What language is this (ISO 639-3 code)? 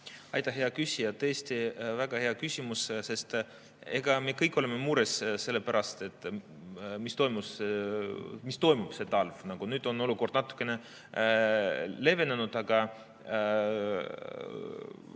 est